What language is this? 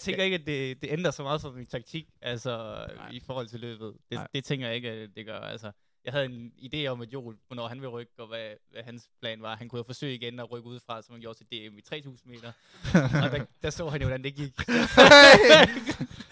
Danish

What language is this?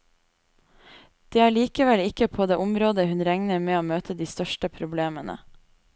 Norwegian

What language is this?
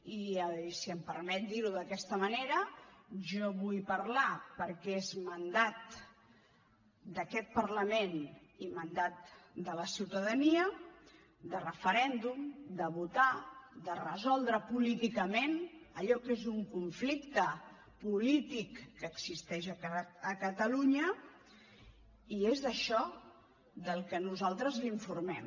Catalan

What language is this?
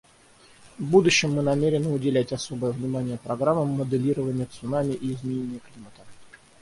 Russian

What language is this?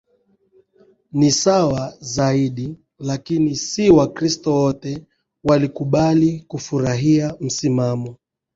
Swahili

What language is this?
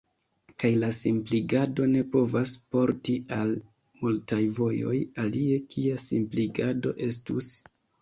Esperanto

